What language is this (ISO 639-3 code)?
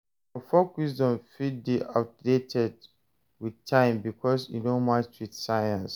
pcm